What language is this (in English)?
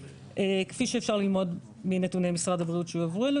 Hebrew